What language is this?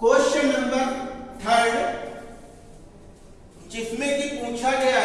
Hindi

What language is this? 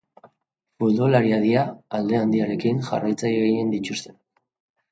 Basque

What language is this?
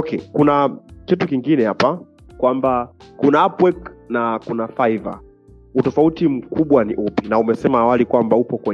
Swahili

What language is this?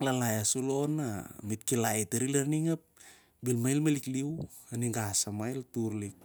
Siar-Lak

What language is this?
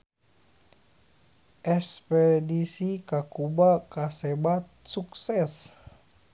Sundanese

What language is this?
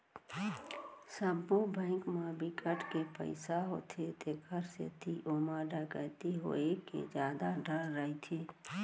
Chhattisgarhi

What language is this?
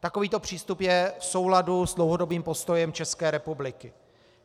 Czech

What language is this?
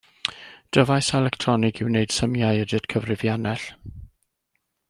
Welsh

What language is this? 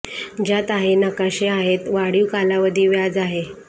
Marathi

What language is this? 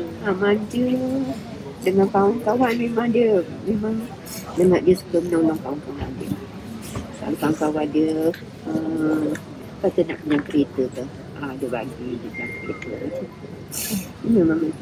Malay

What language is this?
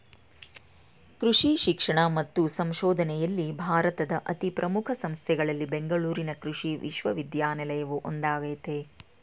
Kannada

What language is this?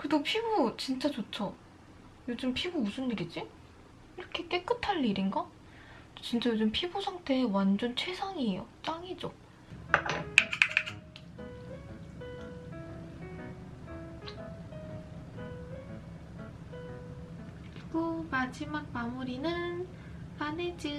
Korean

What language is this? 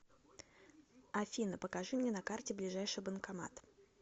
Russian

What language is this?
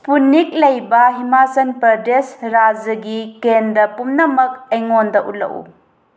Manipuri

